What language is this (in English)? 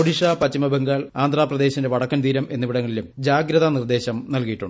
Malayalam